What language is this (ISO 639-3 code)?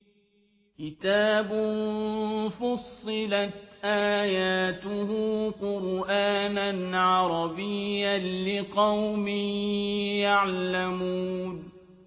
ara